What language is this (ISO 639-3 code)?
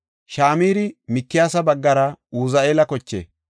gof